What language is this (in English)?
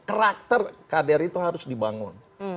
Indonesian